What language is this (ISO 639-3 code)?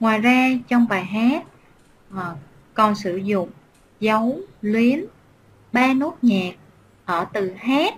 vie